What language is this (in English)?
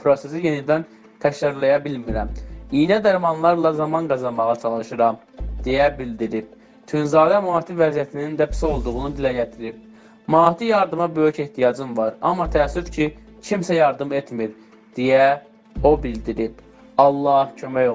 Turkish